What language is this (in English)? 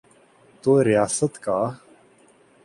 Urdu